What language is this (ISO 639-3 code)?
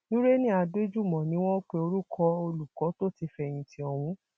yor